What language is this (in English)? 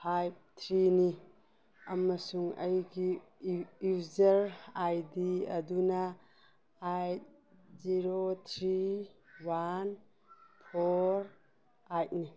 Manipuri